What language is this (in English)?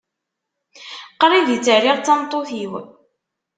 Kabyle